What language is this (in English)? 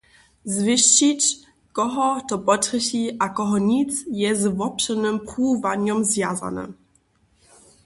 Upper Sorbian